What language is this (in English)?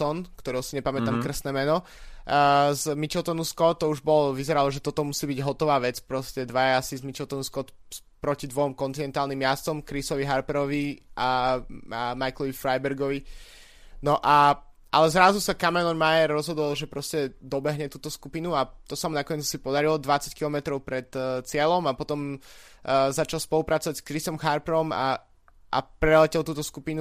Slovak